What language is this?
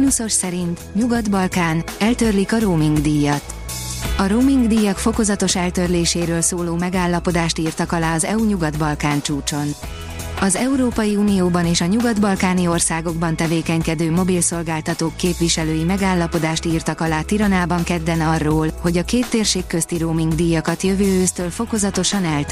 Hungarian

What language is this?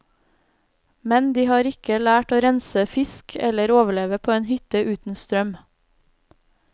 Norwegian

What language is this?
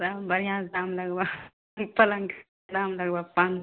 Maithili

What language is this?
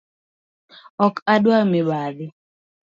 Luo (Kenya and Tanzania)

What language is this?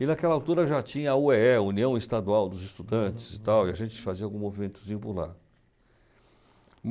Portuguese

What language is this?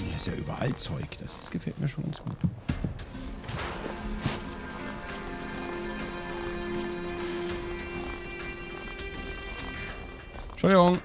German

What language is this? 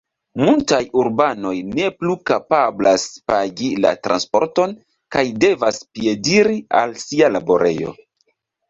Esperanto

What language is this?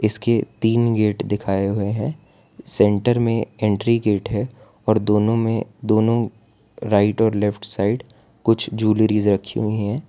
Hindi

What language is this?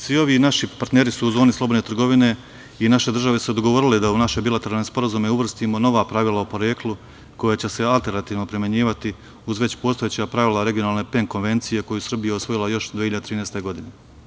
Serbian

